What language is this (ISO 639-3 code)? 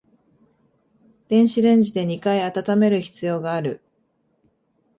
jpn